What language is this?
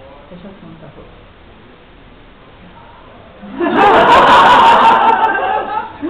Hungarian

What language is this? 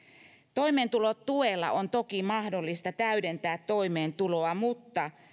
Finnish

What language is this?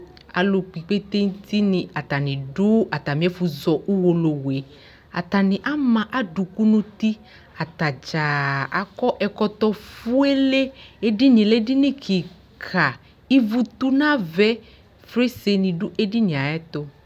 Ikposo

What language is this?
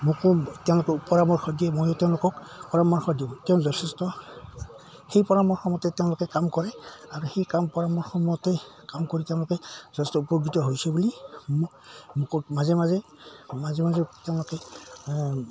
Assamese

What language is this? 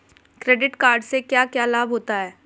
Hindi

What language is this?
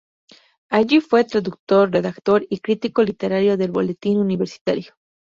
Spanish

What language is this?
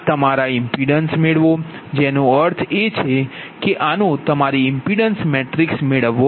Gujarati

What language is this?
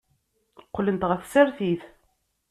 Kabyle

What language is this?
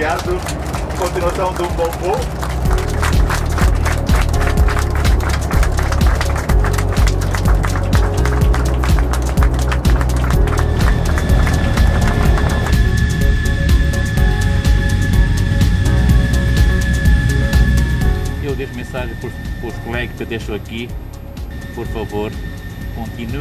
Portuguese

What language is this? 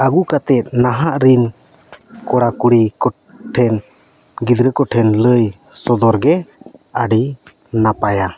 Santali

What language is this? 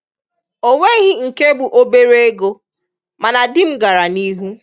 Igbo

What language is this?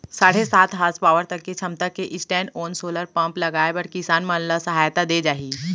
Chhattisgarhi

